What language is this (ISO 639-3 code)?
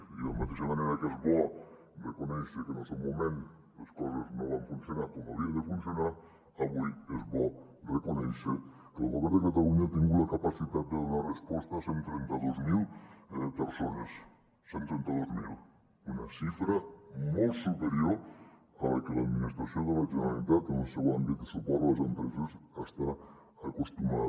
cat